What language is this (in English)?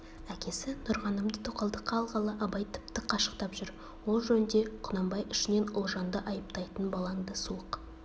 Kazakh